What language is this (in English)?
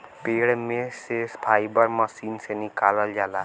Bhojpuri